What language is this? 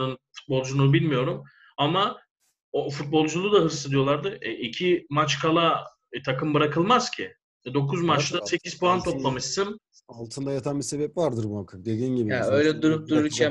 Turkish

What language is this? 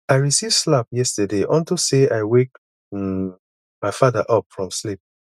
Nigerian Pidgin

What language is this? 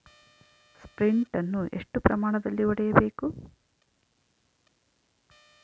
Kannada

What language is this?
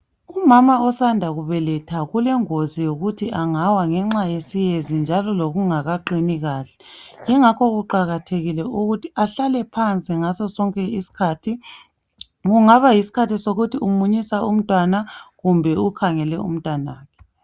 North Ndebele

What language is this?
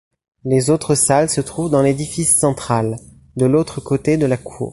French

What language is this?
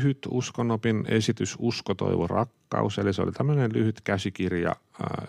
Finnish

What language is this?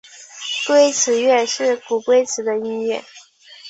Chinese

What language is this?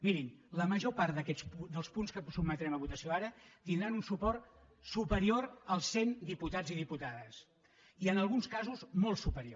Catalan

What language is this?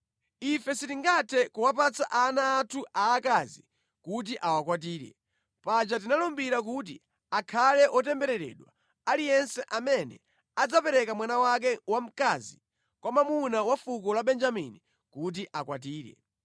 Nyanja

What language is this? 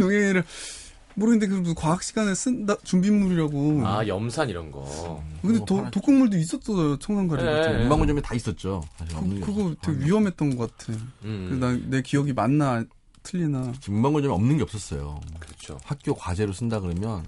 Korean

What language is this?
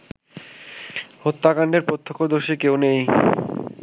Bangla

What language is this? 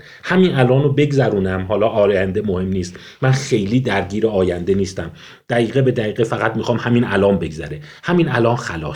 Persian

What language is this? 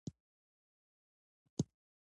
Pashto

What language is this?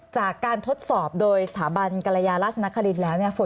Thai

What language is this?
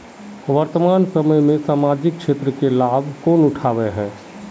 Magahi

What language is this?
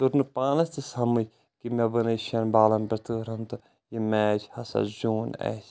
Kashmiri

